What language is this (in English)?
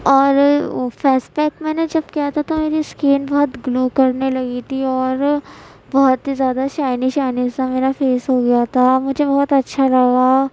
Urdu